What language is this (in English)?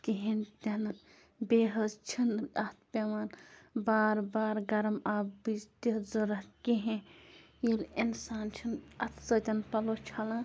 Kashmiri